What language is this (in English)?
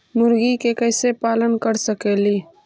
Magahi